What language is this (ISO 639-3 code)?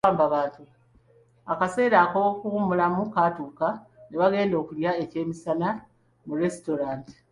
lug